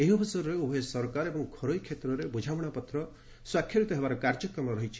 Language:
Odia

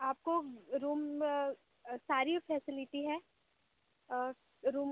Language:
Hindi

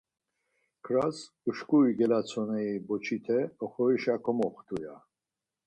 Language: Laz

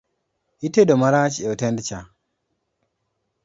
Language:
Luo (Kenya and Tanzania)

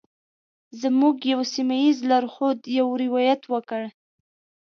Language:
Pashto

